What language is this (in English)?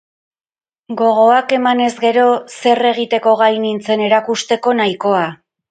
Basque